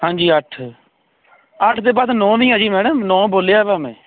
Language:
Punjabi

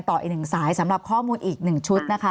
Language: Thai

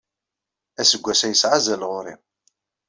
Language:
Kabyle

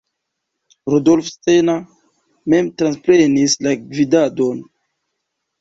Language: Esperanto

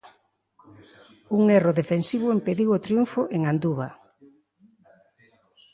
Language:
Galician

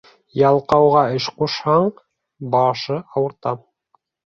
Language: Bashkir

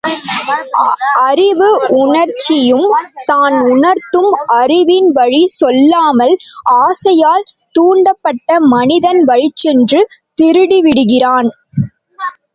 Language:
Tamil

